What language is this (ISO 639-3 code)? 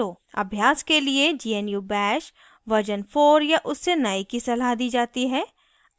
hin